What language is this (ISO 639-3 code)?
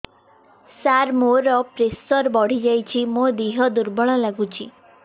ori